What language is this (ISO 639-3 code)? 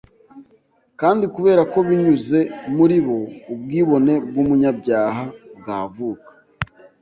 kin